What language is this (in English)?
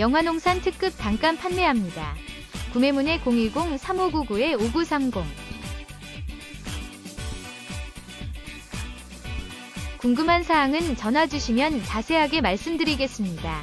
Korean